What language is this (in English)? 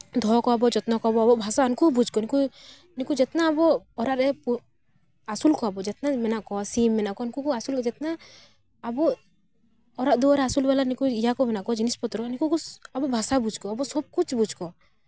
Santali